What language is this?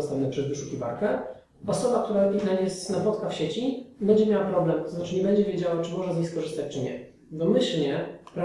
Polish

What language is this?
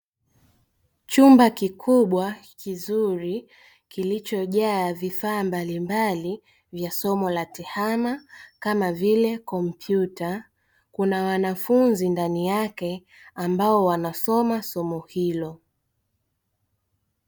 Swahili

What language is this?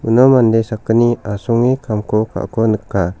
Garo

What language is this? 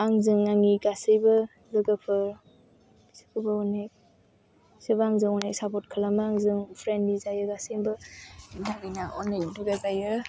Bodo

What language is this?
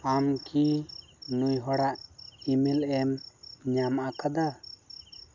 Santali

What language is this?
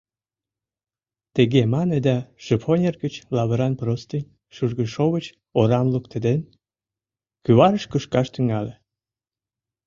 Mari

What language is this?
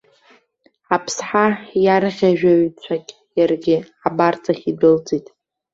Abkhazian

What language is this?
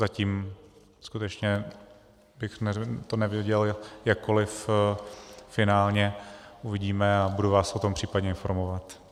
Czech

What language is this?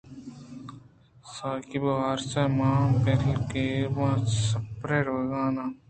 Eastern Balochi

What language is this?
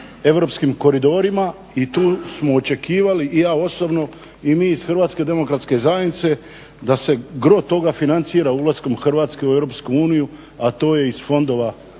Croatian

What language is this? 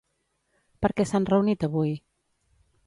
Catalan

